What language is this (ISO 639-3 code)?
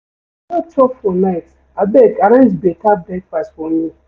pcm